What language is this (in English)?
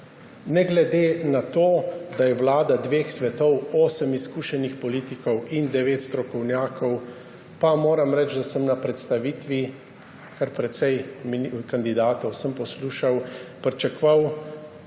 Slovenian